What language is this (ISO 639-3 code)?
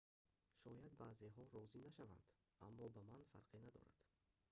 tgk